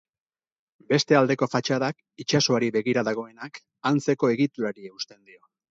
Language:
Basque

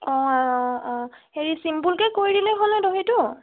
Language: Assamese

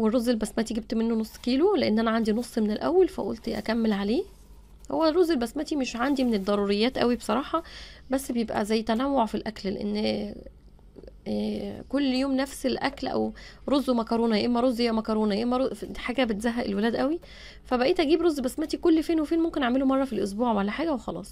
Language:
Arabic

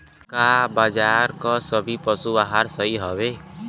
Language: Bhojpuri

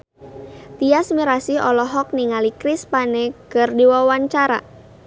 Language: Sundanese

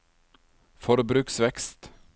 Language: Norwegian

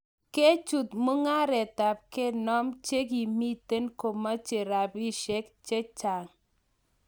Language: Kalenjin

